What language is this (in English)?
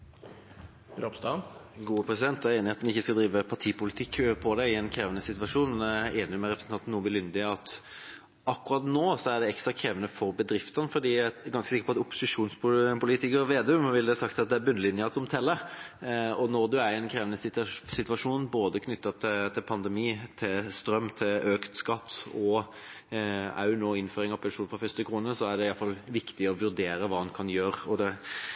Norwegian Bokmål